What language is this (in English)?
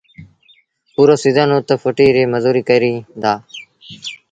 Sindhi Bhil